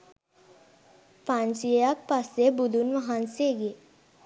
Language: Sinhala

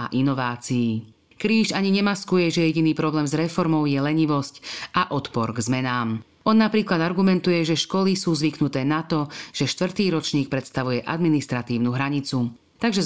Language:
Slovak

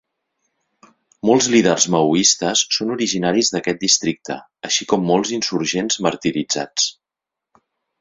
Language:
Catalan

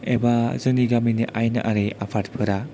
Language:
Bodo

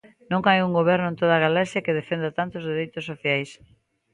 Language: Galician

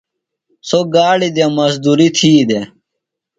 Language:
Phalura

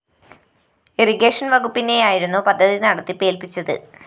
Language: Malayalam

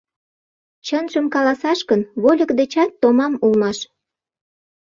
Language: Mari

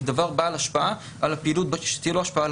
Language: Hebrew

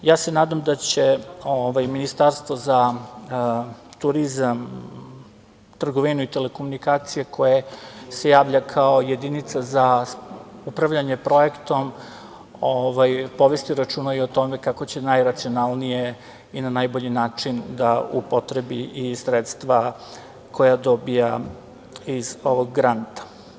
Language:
Serbian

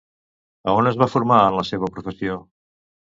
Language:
Catalan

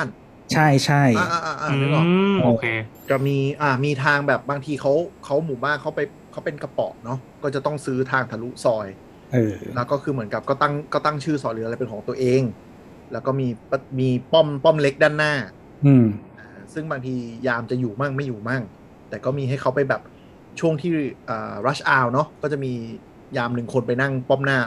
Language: Thai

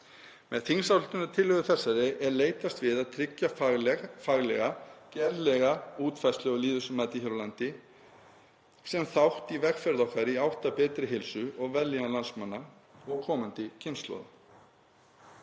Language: Icelandic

